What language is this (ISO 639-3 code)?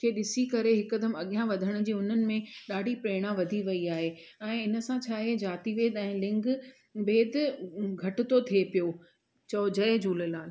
snd